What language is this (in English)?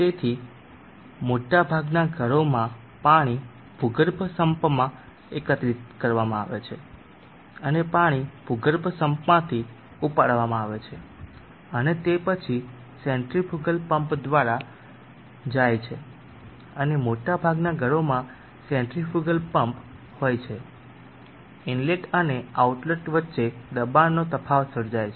Gujarati